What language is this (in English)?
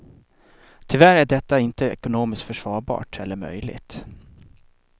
Swedish